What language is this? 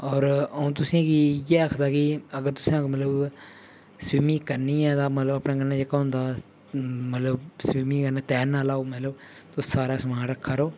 Dogri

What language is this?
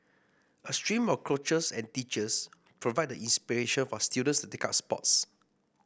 English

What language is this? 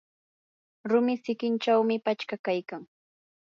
Yanahuanca Pasco Quechua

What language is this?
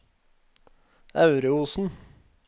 Norwegian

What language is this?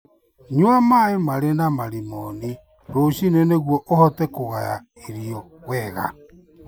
Kikuyu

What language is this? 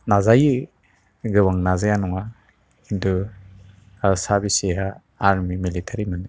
Bodo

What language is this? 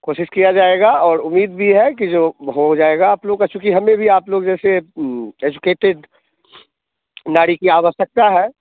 Hindi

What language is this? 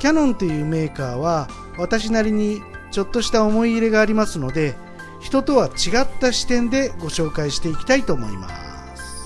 Japanese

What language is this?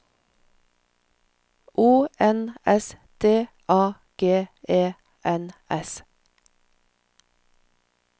Norwegian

